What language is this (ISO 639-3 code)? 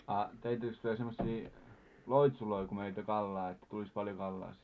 fin